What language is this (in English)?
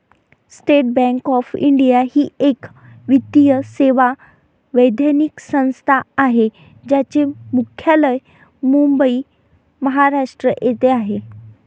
Marathi